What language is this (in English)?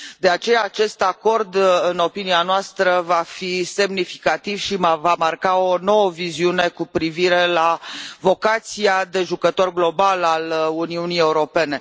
Romanian